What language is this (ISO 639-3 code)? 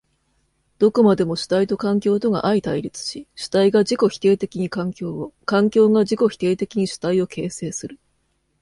jpn